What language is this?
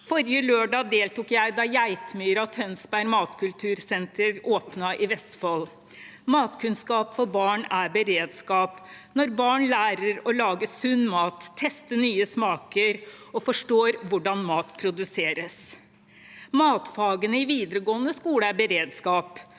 Norwegian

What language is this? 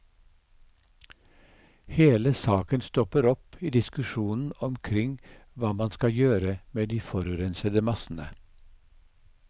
Norwegian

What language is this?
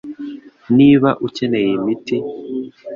Kinyarwanda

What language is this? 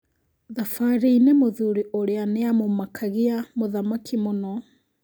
Kikuyu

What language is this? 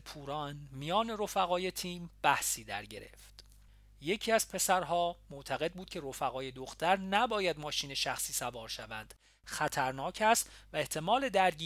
Persian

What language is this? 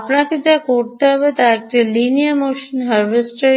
Bangla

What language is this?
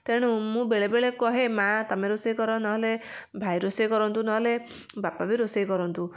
Odia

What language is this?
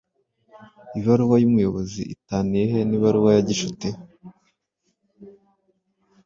Kinyarwanda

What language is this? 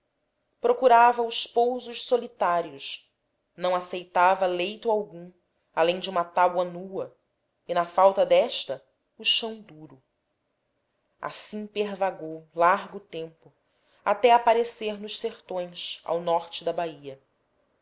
Portuguese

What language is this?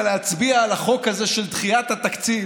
Hebrew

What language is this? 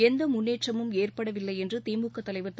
Tamil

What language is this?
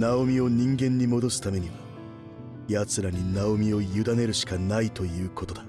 Japanese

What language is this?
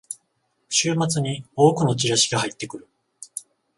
Japanese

